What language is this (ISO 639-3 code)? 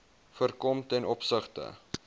afr